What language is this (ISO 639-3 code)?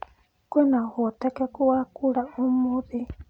kik